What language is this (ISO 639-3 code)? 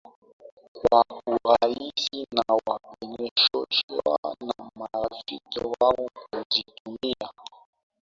swa